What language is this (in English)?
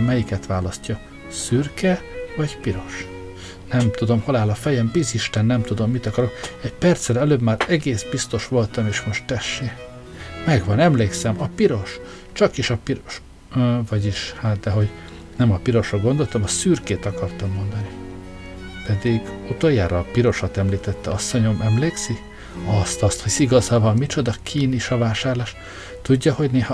Hungarian